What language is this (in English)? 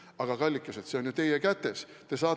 Estonian